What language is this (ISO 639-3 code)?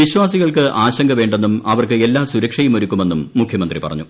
mal